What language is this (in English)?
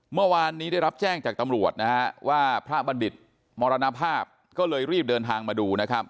Thai